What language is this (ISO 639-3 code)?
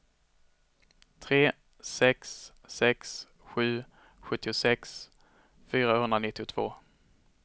swe